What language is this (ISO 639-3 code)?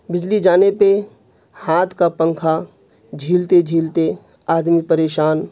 urd